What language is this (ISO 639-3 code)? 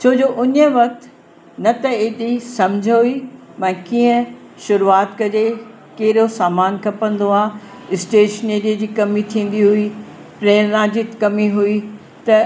snd